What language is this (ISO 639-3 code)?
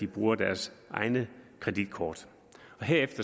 dan